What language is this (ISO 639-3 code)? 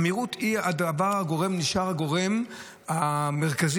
heb